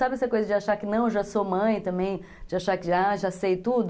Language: Portuguese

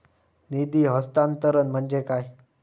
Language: Marathi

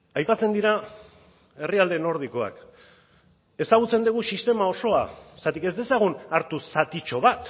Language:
Basque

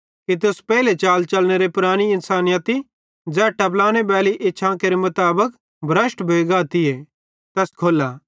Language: Bhadrawahi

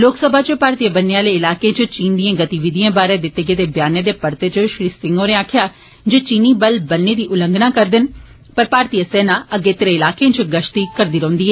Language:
Dogri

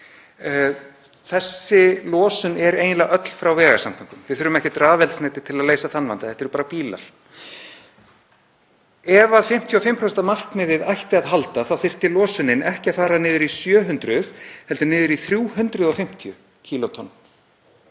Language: Icelandic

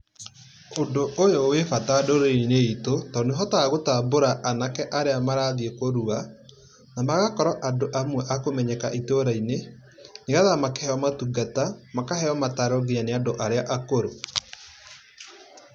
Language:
Kikuyu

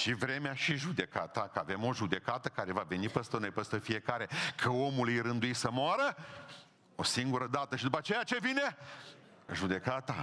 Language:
Romanian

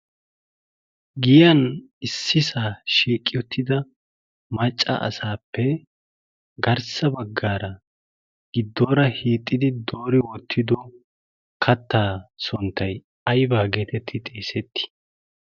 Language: Wolaytta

